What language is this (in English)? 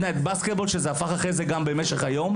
Hebrew